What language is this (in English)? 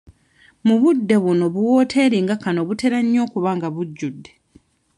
Ganda